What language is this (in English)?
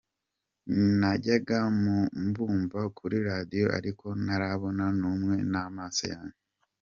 Kinyarwanda